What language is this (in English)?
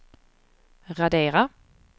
Swedish